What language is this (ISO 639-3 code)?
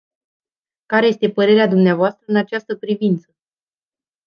ron